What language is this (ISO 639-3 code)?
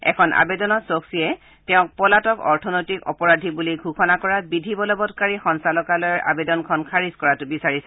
asm